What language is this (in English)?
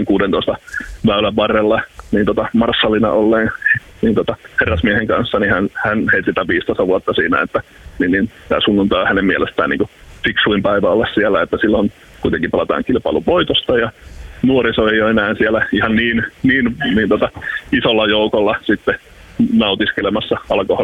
Finnish